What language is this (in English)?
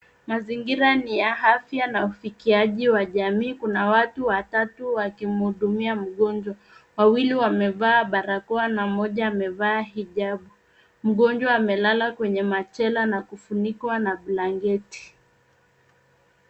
Swahili